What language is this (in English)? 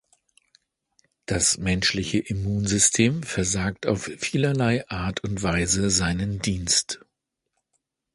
German